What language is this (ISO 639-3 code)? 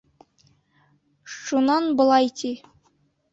bak